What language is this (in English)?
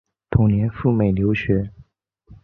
Chinese